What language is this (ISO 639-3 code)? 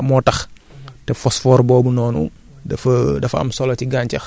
wol